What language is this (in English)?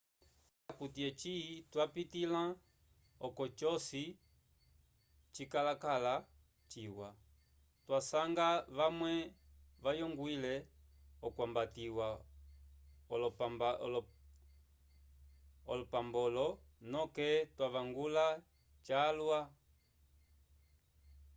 Umbundu